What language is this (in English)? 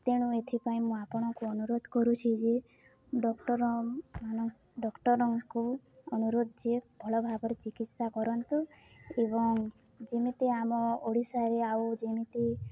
Odia